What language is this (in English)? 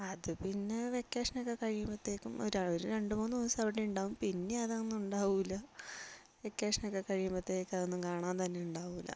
Malayalam